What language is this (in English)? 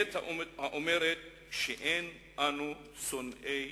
Hebrew